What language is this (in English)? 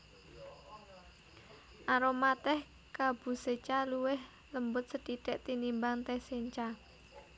Javanese